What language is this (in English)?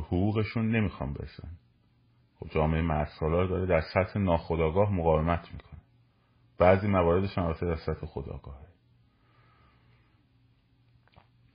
Persian